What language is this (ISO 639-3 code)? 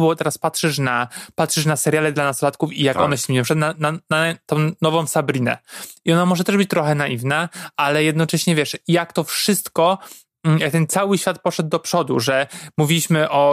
pol